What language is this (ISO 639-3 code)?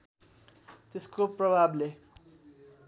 nep